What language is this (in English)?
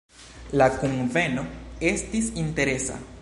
Esperanto